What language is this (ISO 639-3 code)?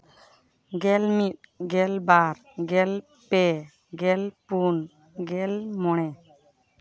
sat